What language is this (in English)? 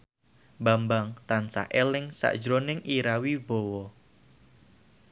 Javanese